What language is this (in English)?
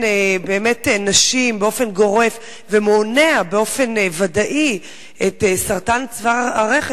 Hebrew